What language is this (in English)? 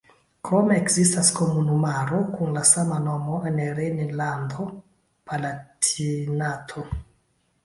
Esperanto